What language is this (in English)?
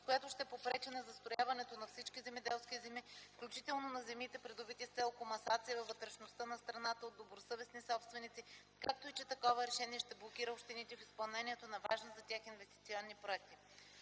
Bulgarian